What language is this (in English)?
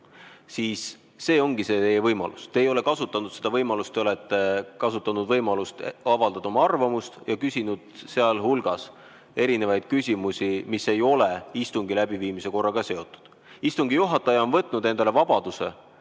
Estonian